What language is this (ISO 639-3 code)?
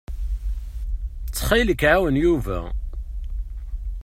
kab